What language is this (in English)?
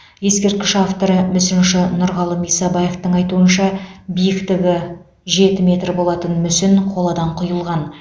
Kazakh